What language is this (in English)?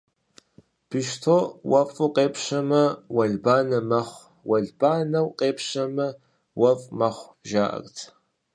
Kabardian